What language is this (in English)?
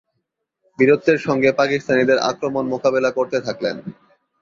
Bangla